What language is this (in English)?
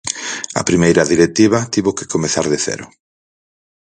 Galician